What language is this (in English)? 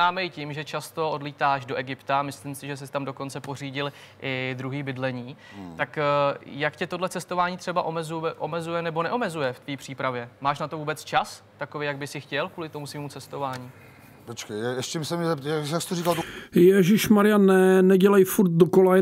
Czech